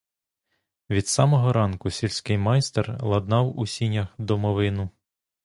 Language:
Ukrainian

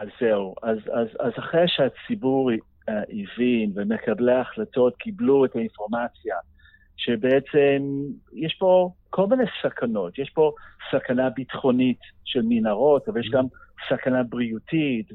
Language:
Hebrew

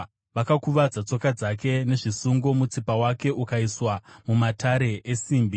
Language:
Shona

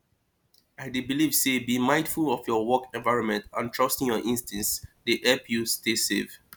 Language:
Nigerian Pidgin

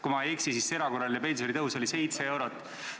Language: Estonian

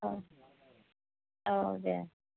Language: Bodo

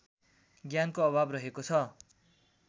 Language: Nepali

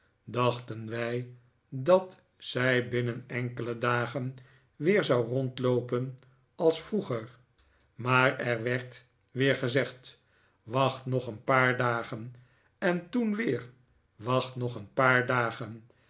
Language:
Dutch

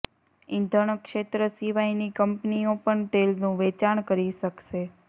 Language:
Gujarati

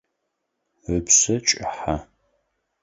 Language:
Adyghe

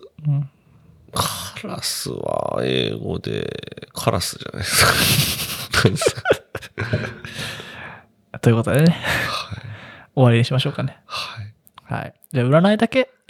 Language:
Japanese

